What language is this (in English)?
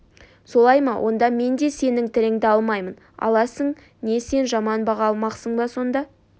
Kazakh